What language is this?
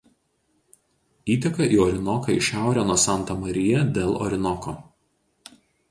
Lithuanian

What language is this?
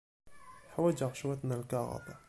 Kabyle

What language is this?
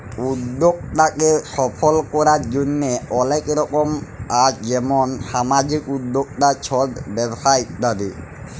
Bangla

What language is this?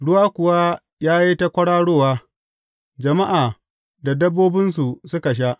Hausa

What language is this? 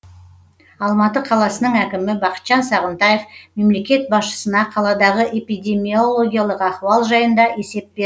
Kazakh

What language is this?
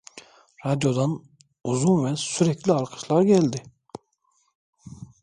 Turkish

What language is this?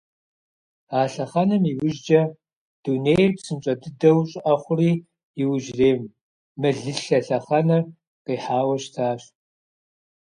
Kabardian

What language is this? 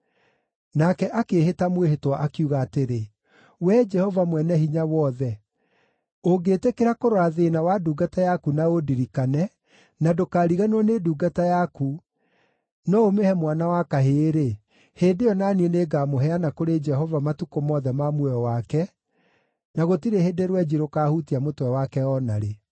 Kikuyu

